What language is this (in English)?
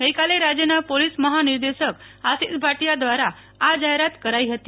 Gujarati